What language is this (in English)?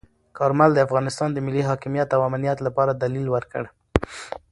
Pashto